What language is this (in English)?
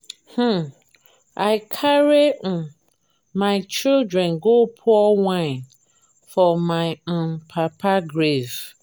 Nigerian Pidgin